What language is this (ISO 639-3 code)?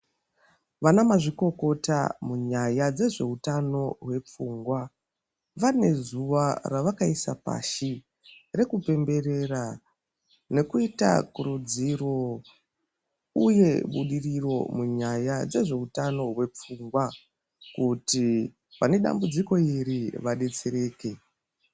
ndc